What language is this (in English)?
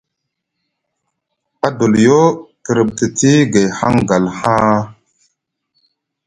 Musgu